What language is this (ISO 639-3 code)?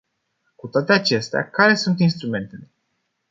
ron